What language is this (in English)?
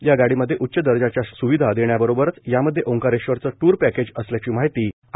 Marathi